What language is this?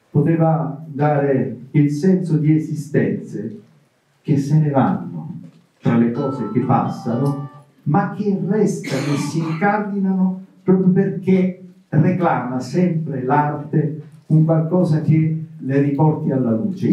Italian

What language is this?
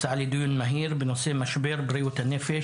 Hebrew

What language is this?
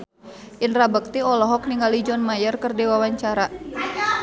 Sundanese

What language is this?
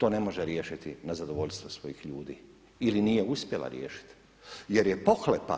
Croatian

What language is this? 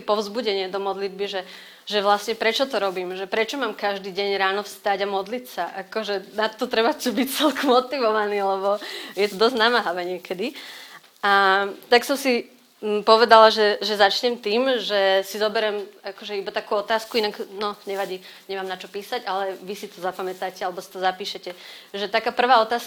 Slovak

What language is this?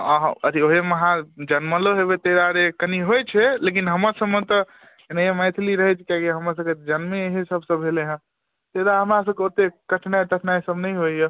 Maithili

